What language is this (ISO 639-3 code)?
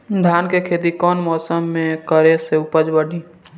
bho